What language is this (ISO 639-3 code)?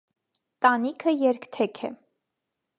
hye